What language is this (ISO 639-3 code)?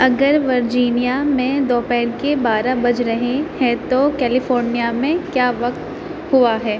urd